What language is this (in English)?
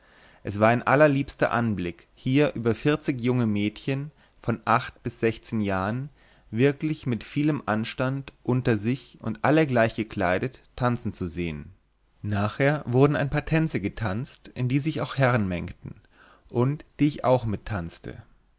German